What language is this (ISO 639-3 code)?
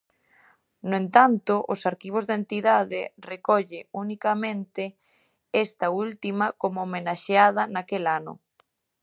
glg